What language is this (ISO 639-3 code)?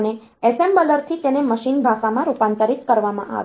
guj